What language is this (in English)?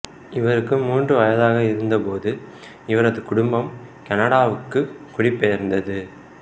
Tamil